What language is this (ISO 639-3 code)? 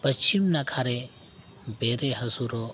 sat